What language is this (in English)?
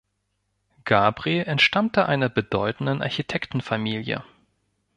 German